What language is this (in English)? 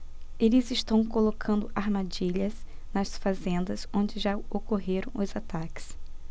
Portuguese